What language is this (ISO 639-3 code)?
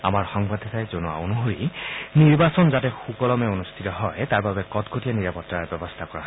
asm